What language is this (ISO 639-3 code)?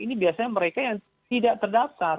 ind